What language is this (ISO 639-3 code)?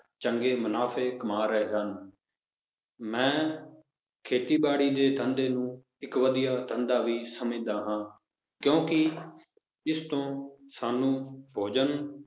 pan